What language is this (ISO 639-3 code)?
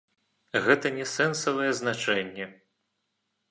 bel